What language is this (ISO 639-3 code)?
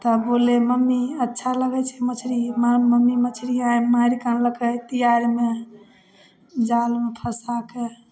mai